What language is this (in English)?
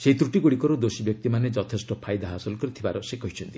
Odia